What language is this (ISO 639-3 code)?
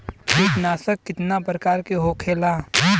bho